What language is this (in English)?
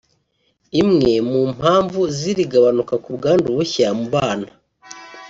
Kinyarwanda